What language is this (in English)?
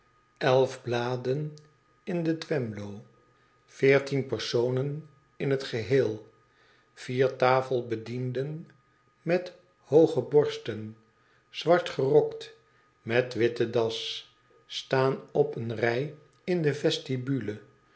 Dutch